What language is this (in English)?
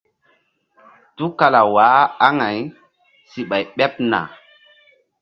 Mbum